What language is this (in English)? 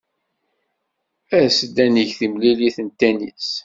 Kabyle